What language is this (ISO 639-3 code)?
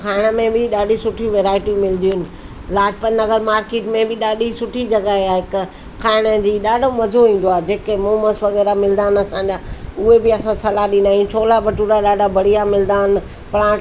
snd